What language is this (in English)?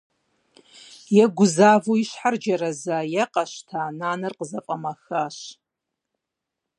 Kabardian